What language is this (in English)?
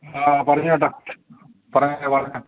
Malayalam